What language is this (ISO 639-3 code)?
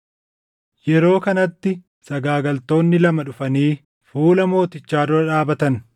orm